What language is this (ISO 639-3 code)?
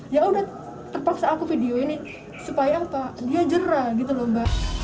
ind